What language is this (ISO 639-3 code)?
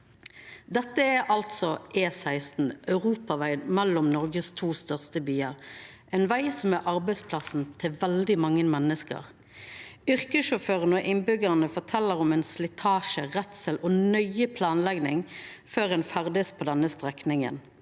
nor